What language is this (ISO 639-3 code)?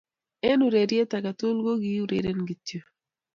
kln